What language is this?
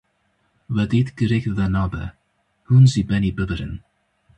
Kurdish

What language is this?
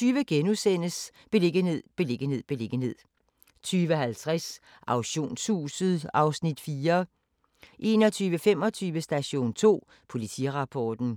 Danish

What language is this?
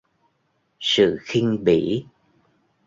Vietnamese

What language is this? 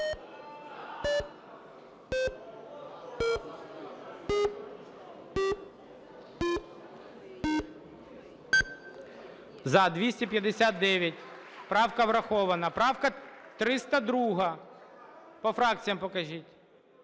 Ukrainian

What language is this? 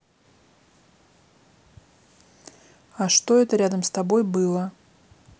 Russian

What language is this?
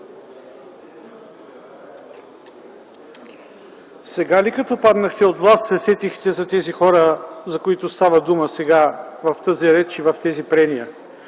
Bulgarian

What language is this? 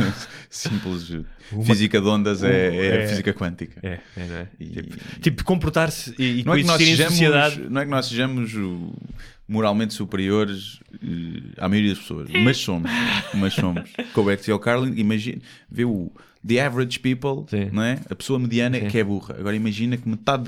Portuguese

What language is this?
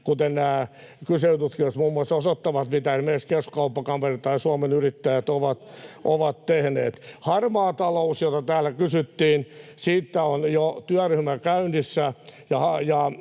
Finnish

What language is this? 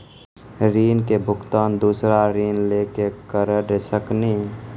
Maithili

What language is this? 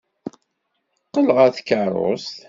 Kabyle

